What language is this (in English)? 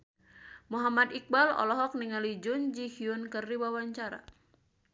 Sundanese